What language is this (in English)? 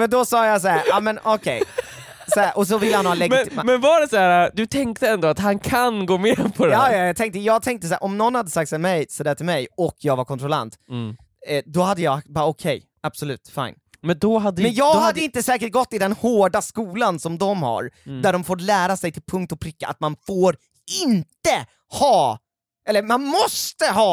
Swedish